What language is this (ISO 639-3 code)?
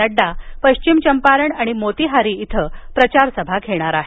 mar